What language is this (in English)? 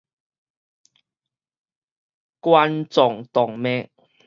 Min Nan Chinese